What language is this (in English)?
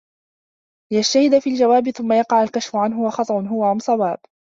Arabic